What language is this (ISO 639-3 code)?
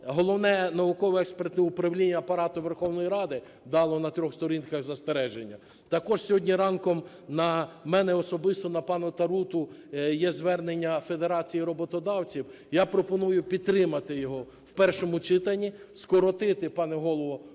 ukr